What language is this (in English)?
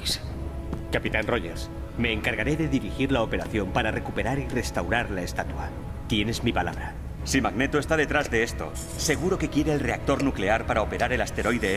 Spanish